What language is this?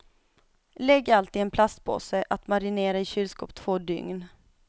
Swedish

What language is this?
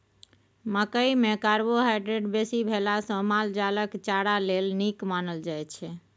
Maithili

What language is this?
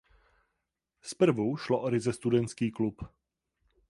Czech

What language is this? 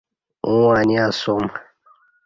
Kati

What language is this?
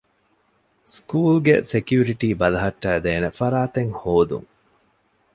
Divehi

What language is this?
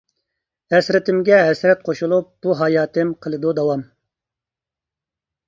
Uyghur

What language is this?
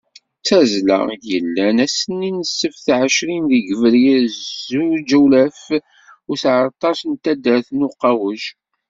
Kabyle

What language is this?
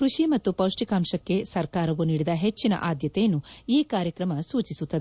Kannada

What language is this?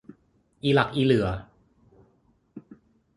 Thai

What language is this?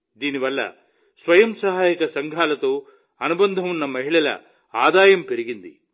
Telugu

